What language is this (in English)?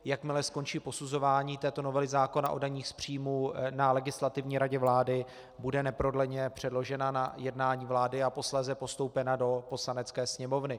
Czech